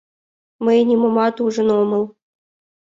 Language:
Mari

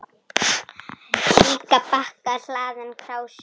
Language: Icelandic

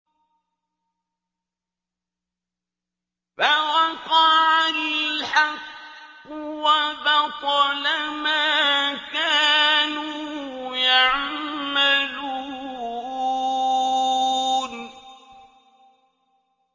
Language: Arabic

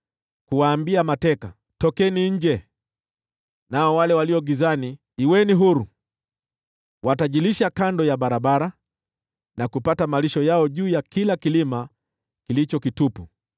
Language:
Swahili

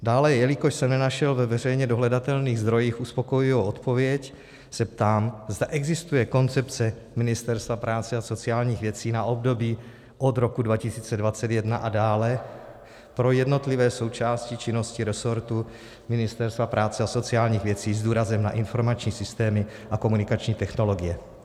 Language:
Czech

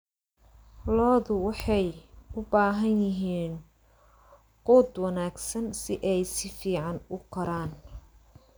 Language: Somali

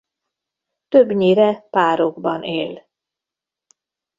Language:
Hungarian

